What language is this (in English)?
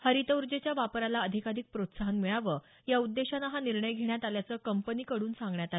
Marathi